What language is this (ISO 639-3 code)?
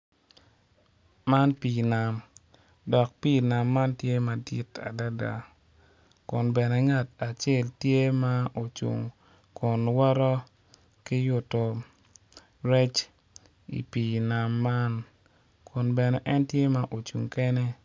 ach